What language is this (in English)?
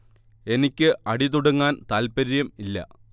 Malayalam